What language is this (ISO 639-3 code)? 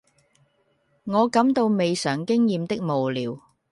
yue